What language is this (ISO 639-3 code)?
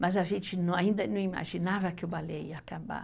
por